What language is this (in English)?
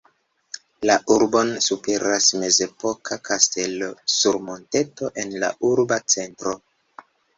Esperanto